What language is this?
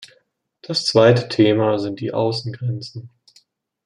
German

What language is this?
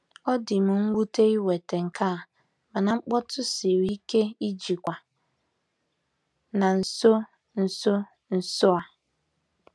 Igbo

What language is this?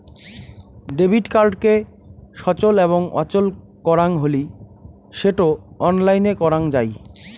Bangla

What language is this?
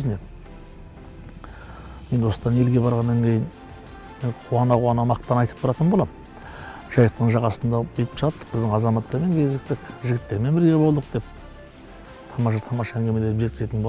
Russian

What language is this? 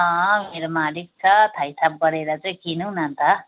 Nepali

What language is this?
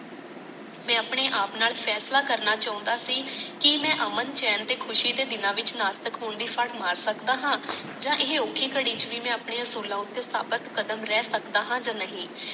Punjabi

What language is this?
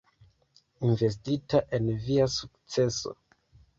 Esperanto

